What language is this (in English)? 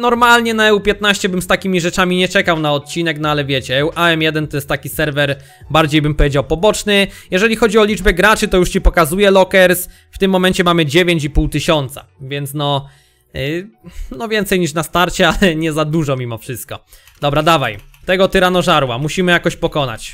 Polish